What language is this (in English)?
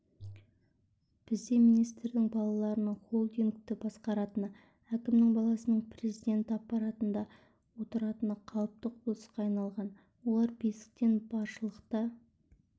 Kazakh